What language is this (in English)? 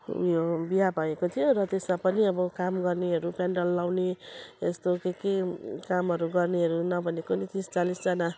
Nepali